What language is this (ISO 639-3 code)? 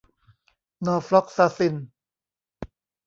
tha